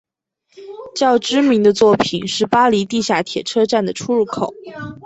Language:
Chinese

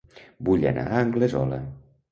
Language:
Catalan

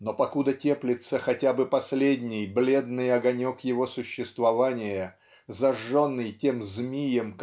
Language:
Russian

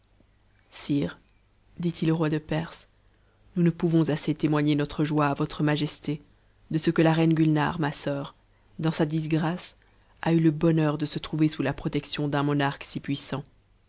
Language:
French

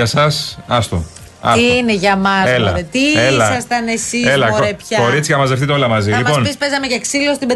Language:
Greek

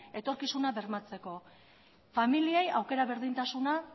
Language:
Basque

